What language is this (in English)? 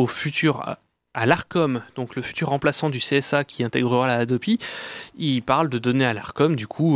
French